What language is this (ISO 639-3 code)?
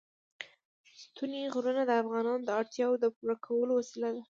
pus